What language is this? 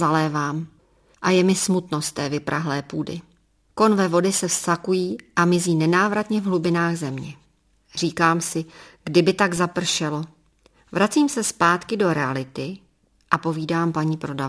Czech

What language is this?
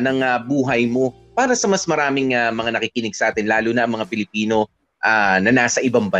Filipino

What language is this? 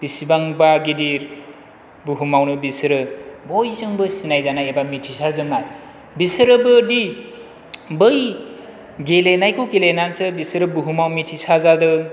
Bodo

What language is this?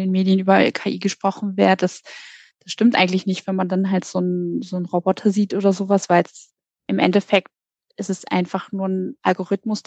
German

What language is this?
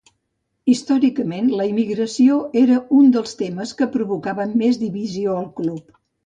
Catalan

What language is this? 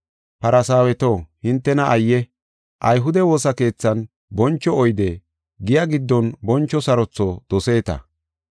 Gofa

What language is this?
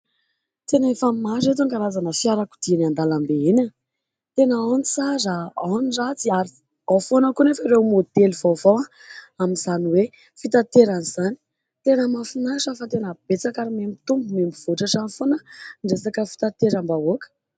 Malagasy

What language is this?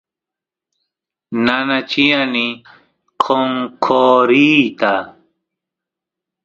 Santiago del Estero Quichua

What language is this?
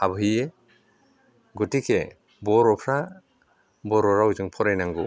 Bodo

